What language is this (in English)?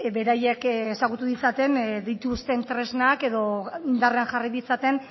Basque